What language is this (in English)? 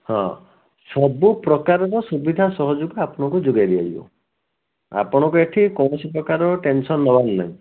Odia